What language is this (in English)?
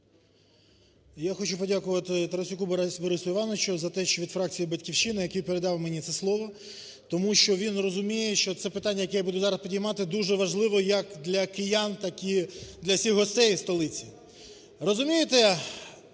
Ukrainian